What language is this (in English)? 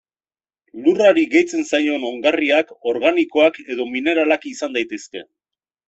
Basque